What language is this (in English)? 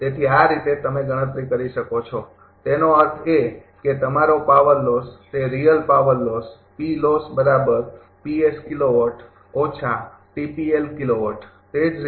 Gujarati